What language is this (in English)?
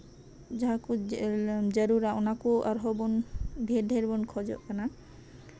Santali